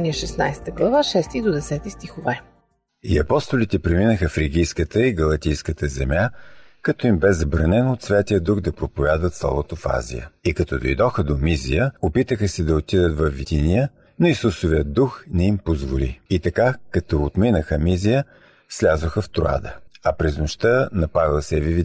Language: Bulgarian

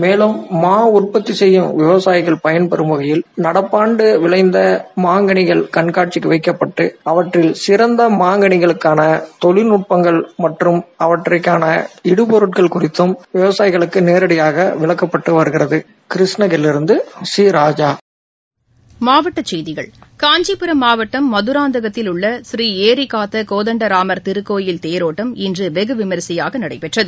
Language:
Tamil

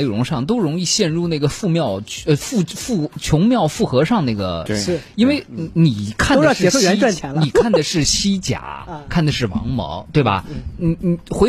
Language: Chinese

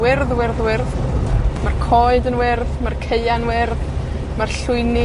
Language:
Welsh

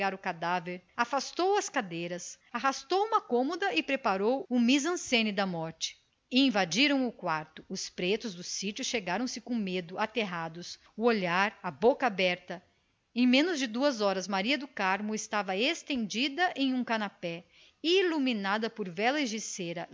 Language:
Portuguese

